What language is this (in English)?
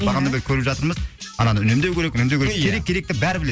Kazakh